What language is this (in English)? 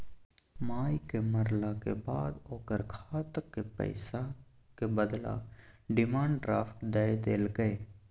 Maithili